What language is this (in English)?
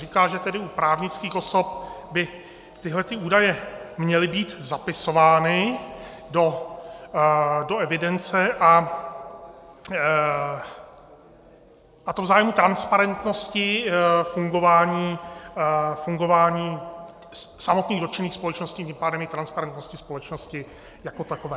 Czech